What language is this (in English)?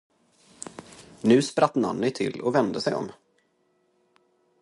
Swedish